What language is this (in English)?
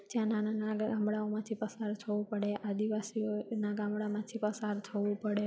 Gujarati